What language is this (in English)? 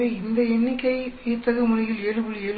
Tamil